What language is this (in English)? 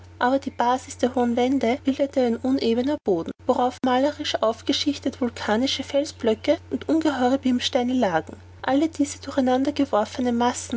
German